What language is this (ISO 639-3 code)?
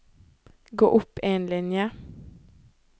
nor